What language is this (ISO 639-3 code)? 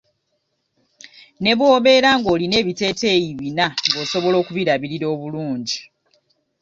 lug